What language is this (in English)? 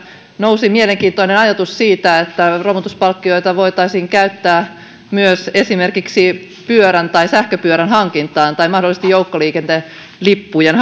Finnish